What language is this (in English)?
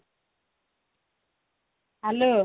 Odia